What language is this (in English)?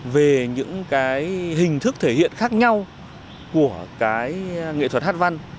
Vietnamese